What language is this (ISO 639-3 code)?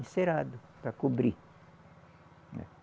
por